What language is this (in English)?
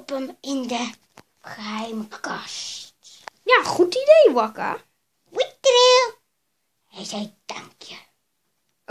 Dutch